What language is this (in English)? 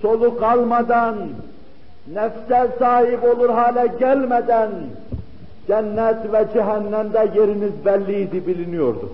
Turkish